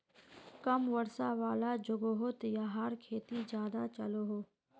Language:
Magahi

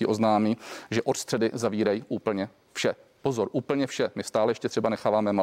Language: Czech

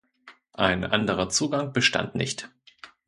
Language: German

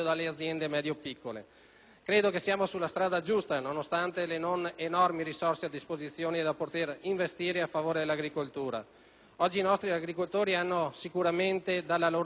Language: Italian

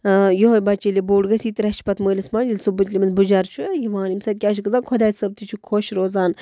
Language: Kashmiri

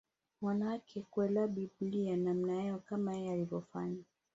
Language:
Swahili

